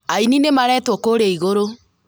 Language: Kikuyu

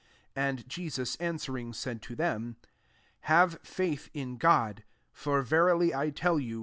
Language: English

